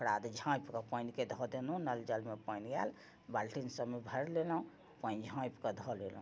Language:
Maithili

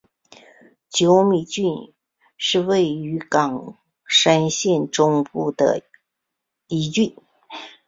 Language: Chinese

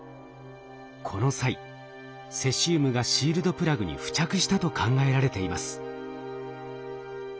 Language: Japanese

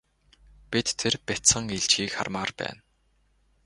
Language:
Mongolian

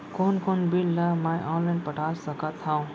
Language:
Chhattisgarhi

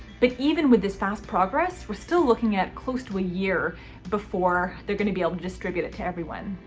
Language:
English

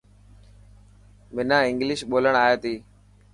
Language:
Dhatki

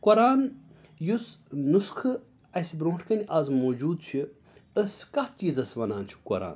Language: Kashmiri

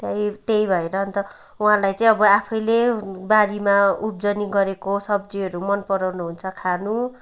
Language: Nepali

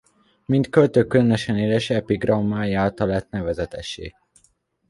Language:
Hungarian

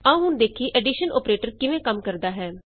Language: Punjabi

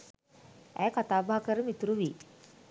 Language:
Sinhala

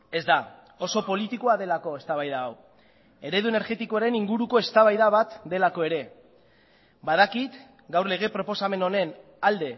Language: Basque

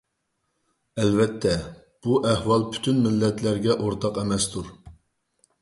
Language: Uyghur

